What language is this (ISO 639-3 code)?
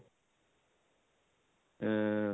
ori